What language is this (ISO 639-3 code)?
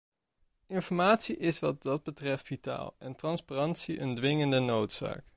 nld